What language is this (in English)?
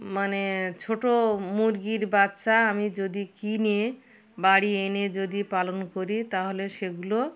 Bangla